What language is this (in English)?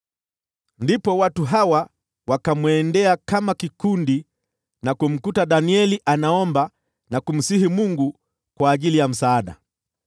Swahili